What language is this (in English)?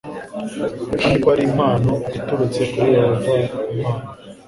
Kinyarwanda